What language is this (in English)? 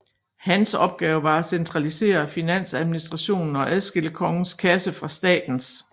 Danish